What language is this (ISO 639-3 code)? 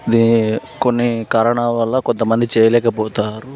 tel